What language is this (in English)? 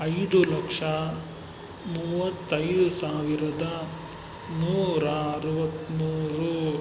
Kannada